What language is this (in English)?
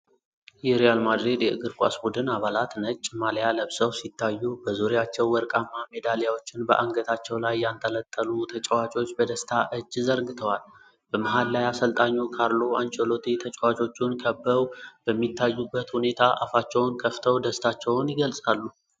Amharic